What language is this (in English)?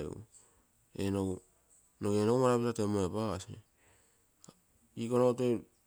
Terei